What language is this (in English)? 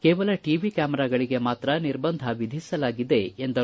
Kannada